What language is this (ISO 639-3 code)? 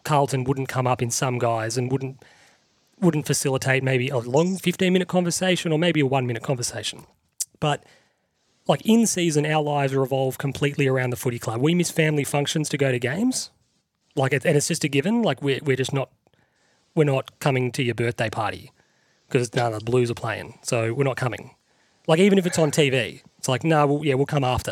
eng